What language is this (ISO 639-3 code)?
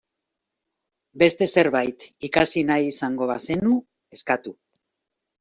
eus